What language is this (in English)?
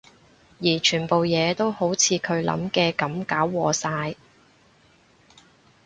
Cantonese